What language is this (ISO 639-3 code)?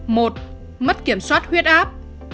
vie